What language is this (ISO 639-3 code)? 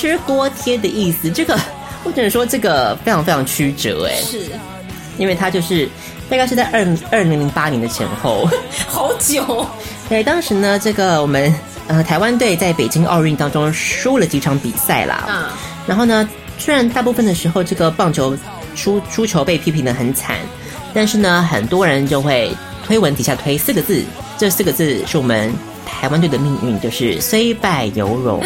zho